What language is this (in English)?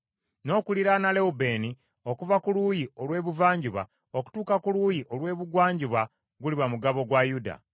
Ganda